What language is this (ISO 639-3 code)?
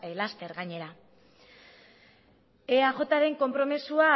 eus